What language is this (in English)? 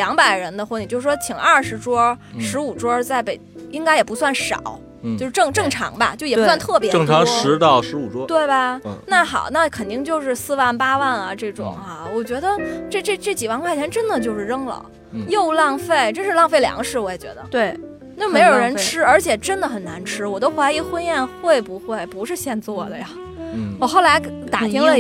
Chinese